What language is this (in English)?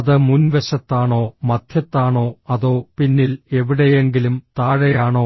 Malayalam